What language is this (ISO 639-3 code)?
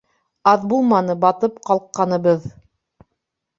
bak